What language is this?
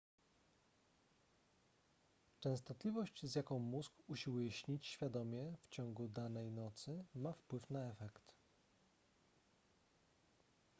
Polish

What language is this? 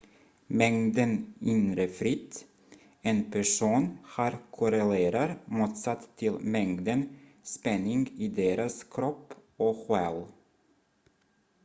Swedish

